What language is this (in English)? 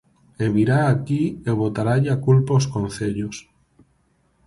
Galician